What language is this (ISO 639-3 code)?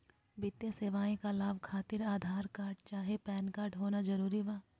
mag